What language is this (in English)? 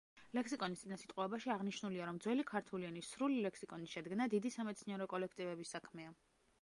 Georgian